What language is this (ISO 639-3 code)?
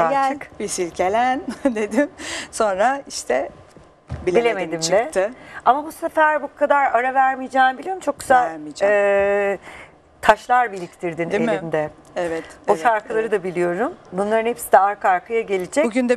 tur